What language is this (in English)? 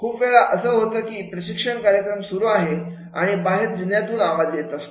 Marathi